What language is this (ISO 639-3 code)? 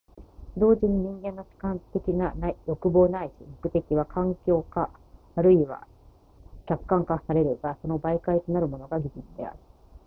jpn